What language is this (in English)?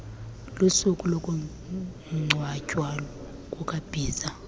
Xhosa